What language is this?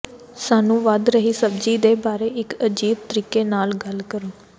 Punjabi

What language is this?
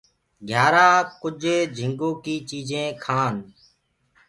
Gurgula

